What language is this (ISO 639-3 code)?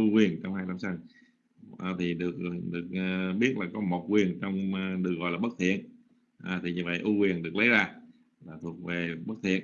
vie